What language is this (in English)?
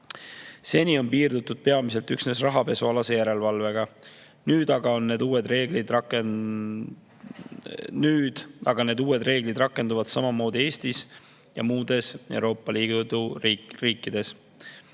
Estonian